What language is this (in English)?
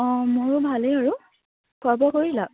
Assamese